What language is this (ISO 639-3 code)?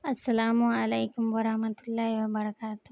urd